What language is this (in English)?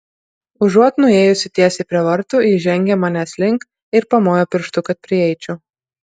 Lithuanian